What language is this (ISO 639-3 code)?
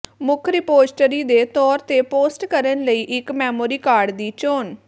pan